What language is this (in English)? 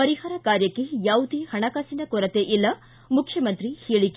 Kannada